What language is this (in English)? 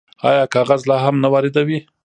Pashto